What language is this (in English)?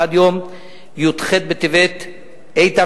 Hebrew